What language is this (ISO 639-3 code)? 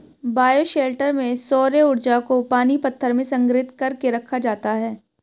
hin